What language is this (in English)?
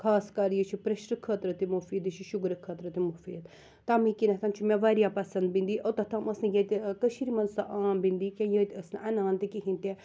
Kashmiri